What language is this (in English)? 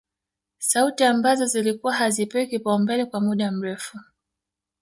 Swahili